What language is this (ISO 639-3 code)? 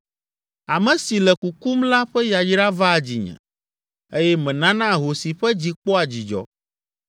ewe